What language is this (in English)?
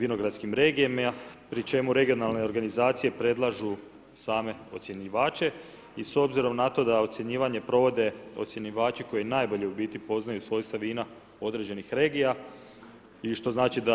Croatian